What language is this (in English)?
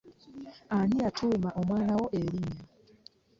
Ganda